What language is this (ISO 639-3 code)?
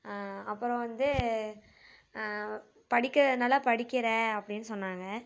tam